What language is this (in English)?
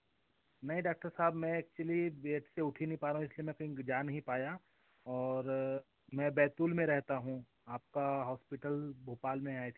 Hindi